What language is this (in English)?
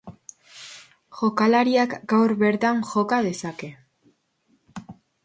Basque